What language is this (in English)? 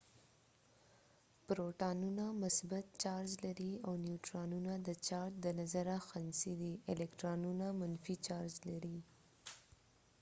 Pashto